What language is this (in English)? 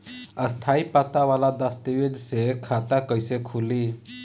Bhojpuri